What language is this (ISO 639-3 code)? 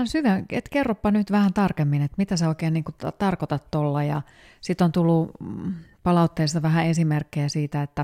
fin